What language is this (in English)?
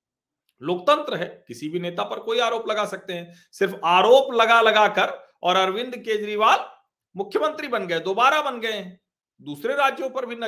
Hindi